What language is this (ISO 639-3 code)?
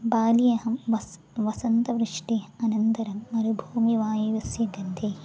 san